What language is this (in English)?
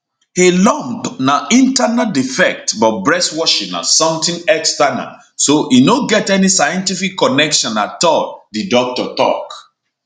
Nigerian Pidgin